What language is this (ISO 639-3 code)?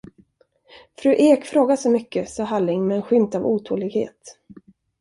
swe